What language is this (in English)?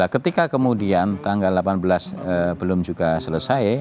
Indonesian